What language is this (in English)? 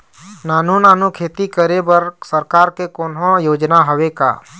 Chhattisgarhi